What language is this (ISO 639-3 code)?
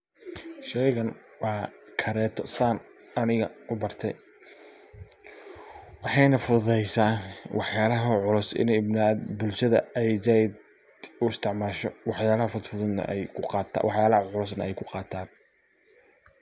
som